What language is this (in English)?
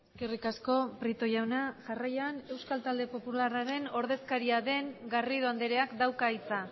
Basque